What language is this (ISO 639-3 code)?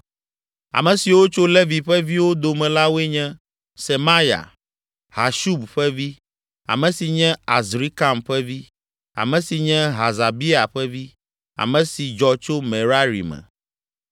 ewe